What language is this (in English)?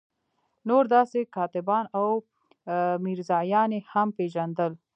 Pashto